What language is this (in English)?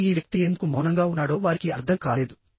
Telugu